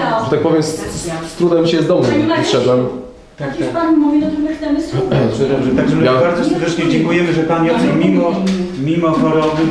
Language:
Polish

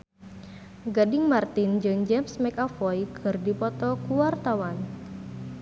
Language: Sundanese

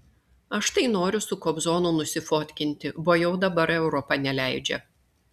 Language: Lithuanian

